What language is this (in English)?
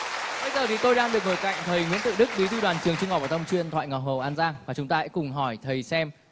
Vietnamese